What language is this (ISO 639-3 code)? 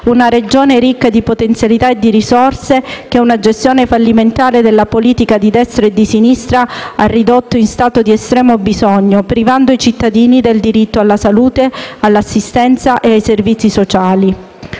ita